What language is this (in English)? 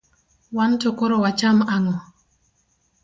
Luo (Kenya and Tanzania)